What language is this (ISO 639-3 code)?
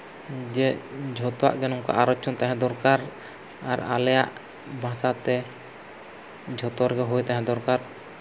sat